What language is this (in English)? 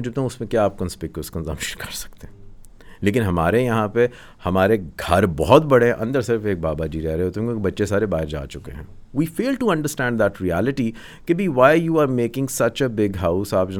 Urdu